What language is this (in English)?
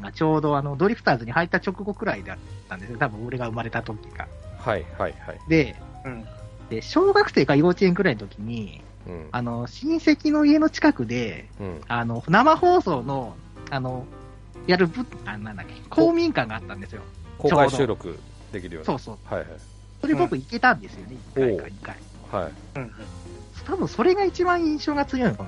Japanese